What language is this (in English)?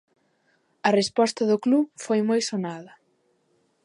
Galician